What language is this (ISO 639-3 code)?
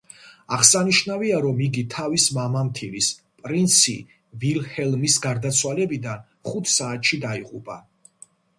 kat